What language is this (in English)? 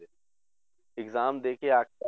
Punjabi